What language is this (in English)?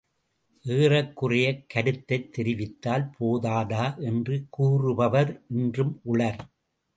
Tamil